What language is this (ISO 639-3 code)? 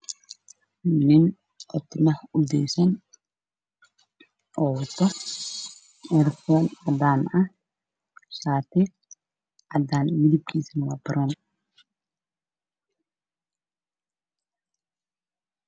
som